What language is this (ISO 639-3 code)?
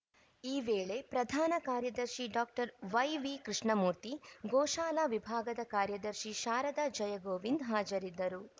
kan